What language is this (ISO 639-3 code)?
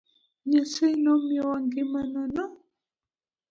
luo